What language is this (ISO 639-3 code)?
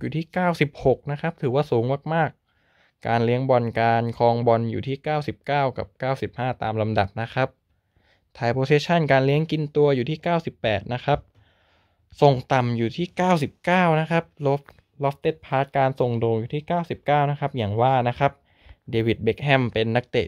tha